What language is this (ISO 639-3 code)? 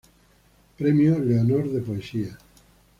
spa